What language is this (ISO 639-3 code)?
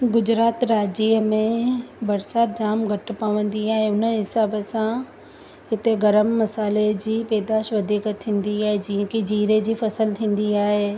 snd